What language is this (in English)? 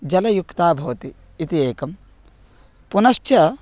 Sanskrit